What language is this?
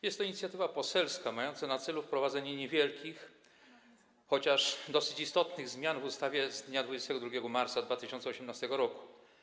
Polish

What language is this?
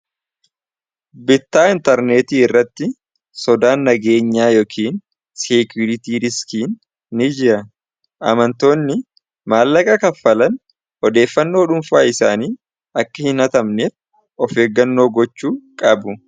Oromo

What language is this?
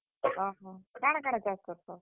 Odia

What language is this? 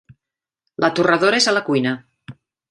Catalan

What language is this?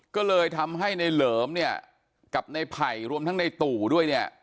Thai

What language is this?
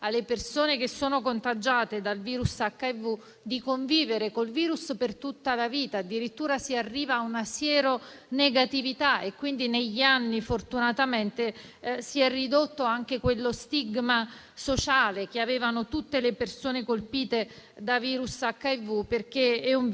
Italian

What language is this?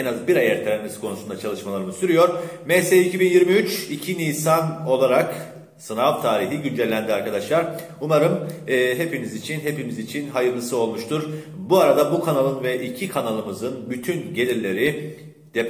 Turkish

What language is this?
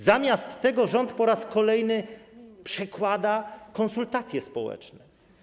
Polish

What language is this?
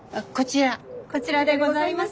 Japanese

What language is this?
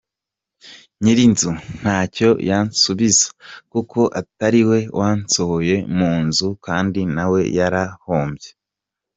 Kinyarwanda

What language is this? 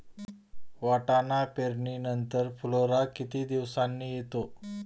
Marathi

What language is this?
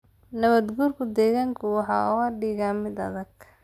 Somali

